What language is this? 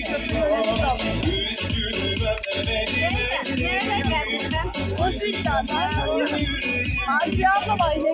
Turkish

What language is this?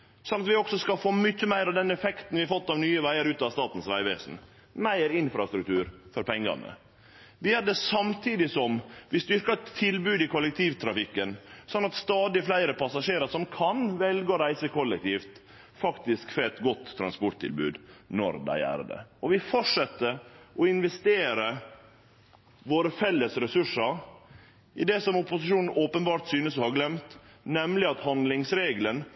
Norwegian Nynorsk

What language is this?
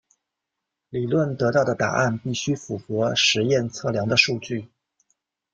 Chinese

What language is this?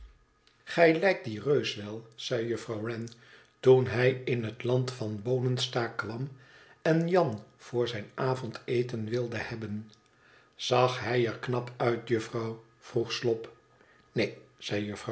Dutch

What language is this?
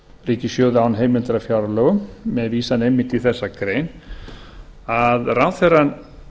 Icelandic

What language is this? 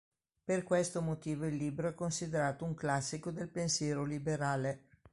Italian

